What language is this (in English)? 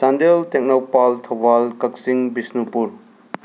Manipuri